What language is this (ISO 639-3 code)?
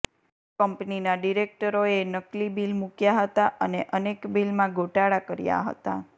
guj